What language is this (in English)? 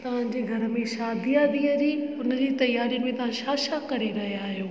Sindhi